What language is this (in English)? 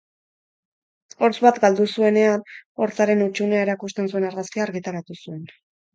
Basque